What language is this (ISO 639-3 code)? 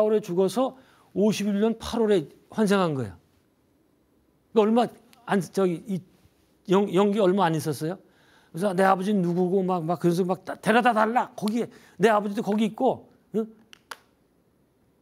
kor